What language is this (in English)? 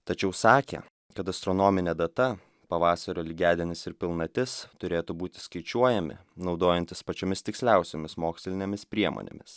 Lithuanian